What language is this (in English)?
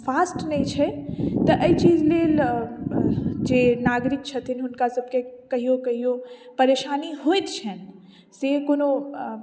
Maithili